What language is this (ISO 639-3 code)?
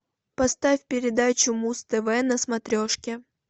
rus